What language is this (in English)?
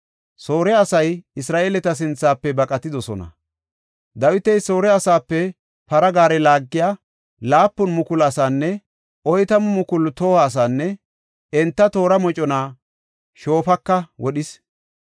Gofa